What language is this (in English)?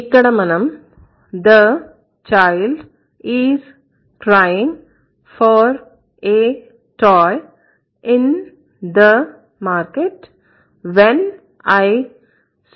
Telugu